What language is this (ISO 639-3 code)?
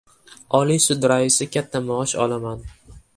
uzb